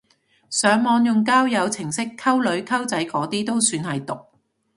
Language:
Cantonese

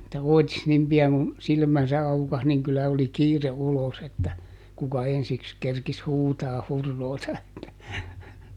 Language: Finnish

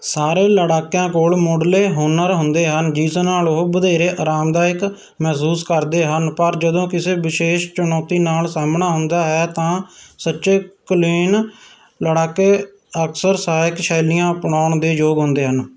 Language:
Punjabi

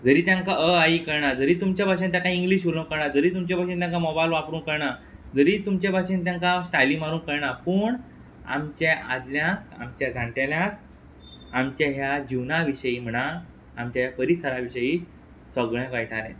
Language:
Konkani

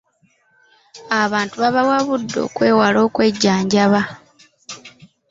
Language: Ganda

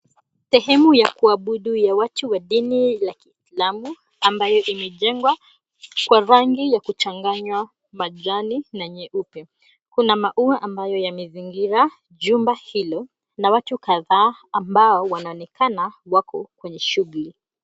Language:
Swahili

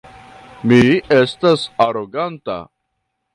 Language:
Esperanto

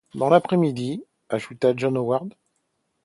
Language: French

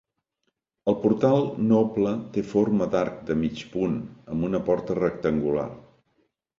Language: Catalan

